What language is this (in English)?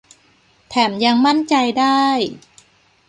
Thai